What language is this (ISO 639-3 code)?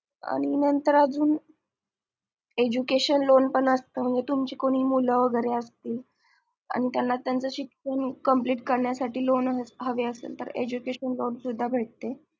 mar